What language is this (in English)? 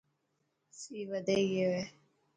Dhatki